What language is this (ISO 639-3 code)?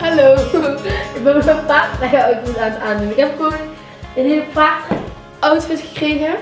nld